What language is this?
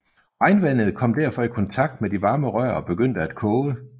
Danish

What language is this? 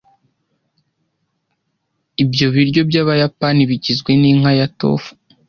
Kinyarwanda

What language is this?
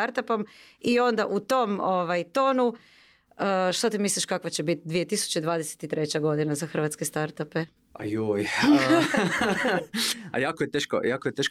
Croatian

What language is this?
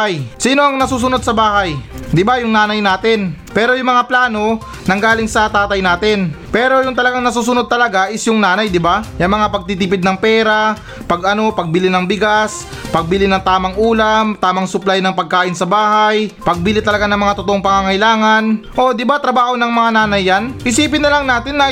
Filipino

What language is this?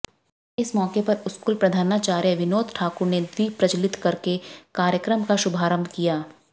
Hindi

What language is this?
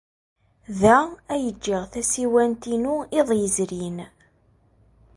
Kabyle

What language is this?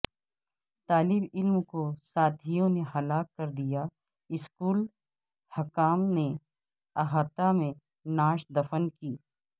Urdu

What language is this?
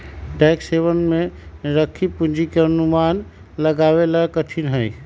Magahi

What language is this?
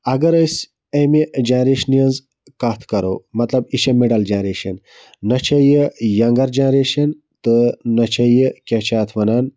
Kashmiri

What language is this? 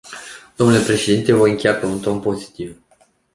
Romanian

